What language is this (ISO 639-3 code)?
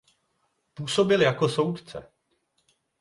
ces